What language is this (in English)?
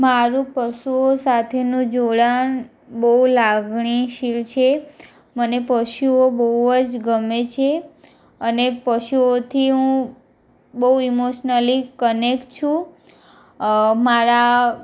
Gujarati